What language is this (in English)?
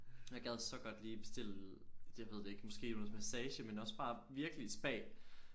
Danish